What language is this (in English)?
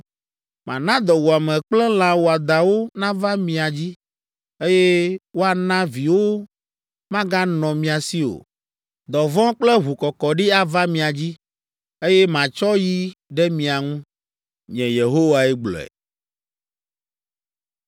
Ewe